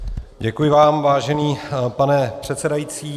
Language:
Czech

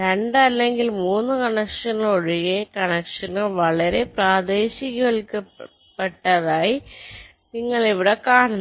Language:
Malayalam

